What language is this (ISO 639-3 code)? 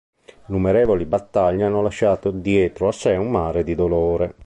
ita